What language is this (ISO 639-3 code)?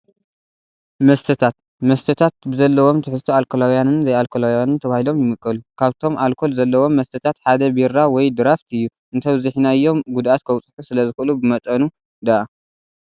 tir